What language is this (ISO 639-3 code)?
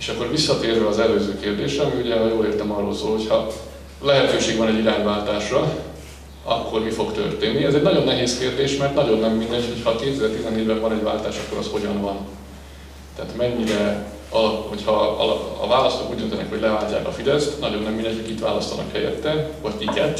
hun